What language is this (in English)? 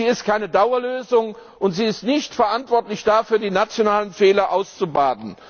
German